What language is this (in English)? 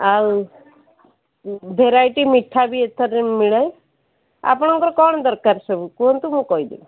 Odia